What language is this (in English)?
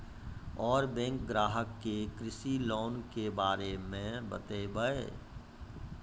Maithili